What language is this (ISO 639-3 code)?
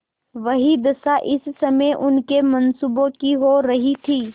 hin